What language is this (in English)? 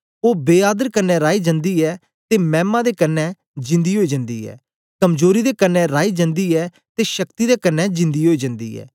Dogri